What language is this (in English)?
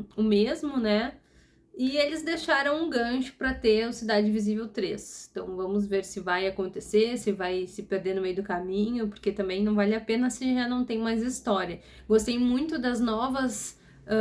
Portuguese